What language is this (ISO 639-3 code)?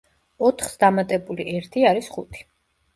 kat